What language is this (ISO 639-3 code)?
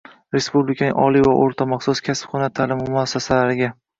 uzb